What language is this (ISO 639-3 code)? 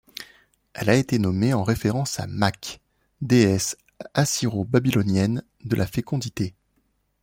fra